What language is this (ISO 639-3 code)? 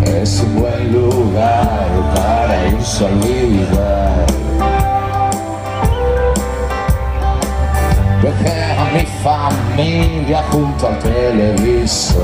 ell